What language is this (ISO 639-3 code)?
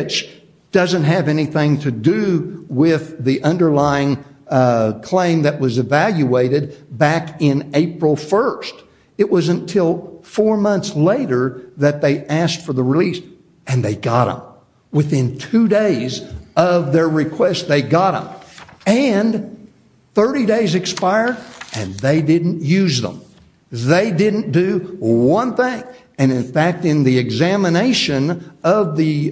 eng